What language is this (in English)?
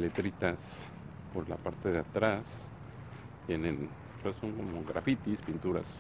Spanish